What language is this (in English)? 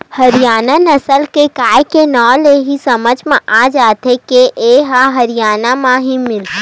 Chhattisgarhi